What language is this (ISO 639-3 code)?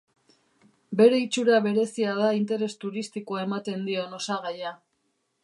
eus